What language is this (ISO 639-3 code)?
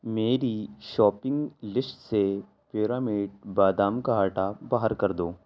urd